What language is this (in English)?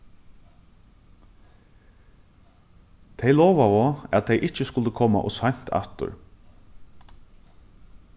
Faroese